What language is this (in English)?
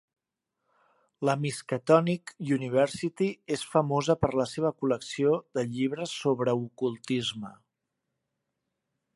Catalan